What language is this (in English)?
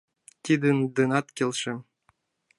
Mari